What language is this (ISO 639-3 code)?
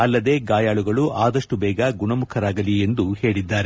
kan